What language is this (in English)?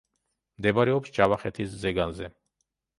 Georgian